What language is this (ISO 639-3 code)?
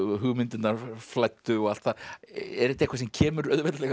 isl